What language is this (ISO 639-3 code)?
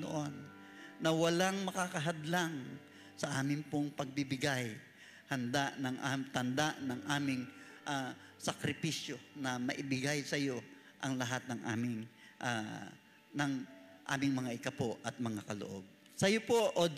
fil